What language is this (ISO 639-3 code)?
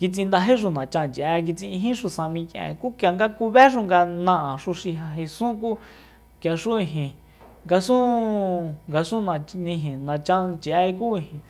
vmp